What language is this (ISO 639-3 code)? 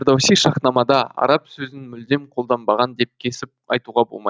kaz